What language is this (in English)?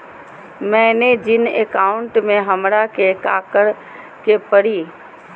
Magahi